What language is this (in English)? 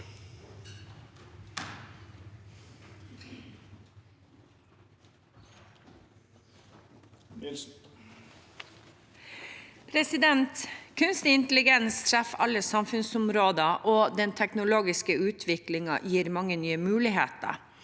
Norwegian